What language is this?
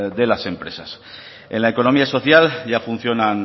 Spanish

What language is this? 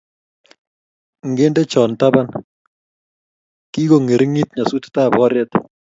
Kalenjin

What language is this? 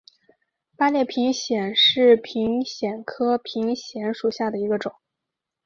Chinese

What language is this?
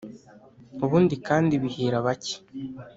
Kinyarwanda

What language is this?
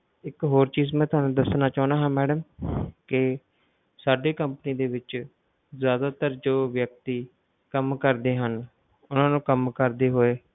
Punjabi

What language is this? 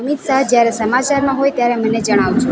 Gujarati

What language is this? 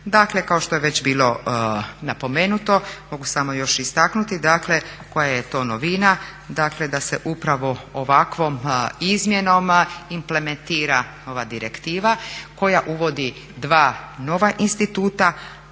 Croatian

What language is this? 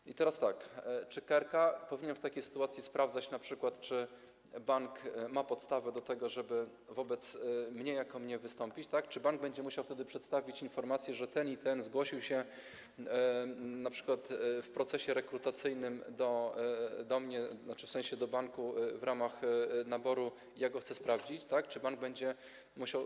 Polish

